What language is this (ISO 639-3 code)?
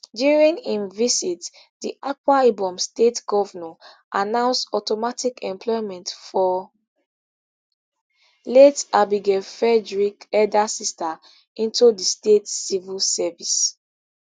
pcm